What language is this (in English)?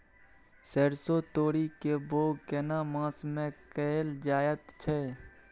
Maithili